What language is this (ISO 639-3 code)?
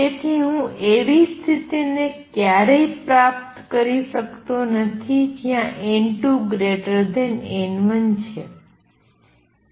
guj